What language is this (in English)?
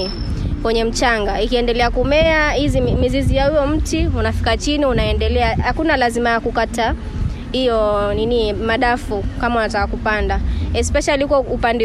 Swahili